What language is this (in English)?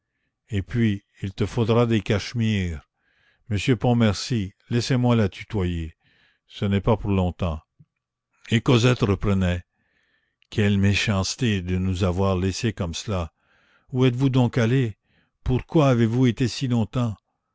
French